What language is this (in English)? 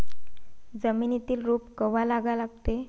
Marathi